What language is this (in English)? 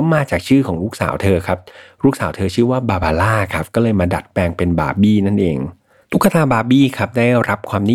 Thai